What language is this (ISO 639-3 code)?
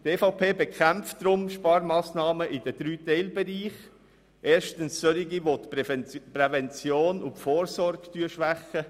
gsw